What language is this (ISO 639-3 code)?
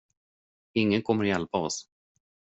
swe